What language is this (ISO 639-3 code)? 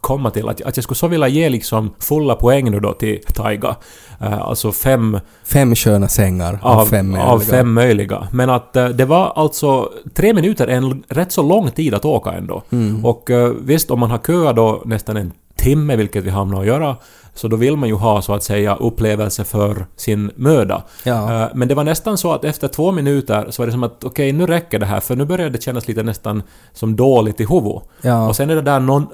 swe